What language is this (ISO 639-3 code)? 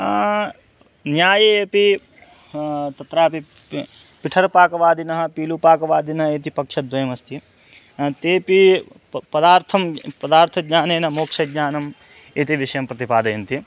san